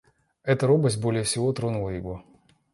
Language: Russian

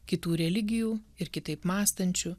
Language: Lithuanian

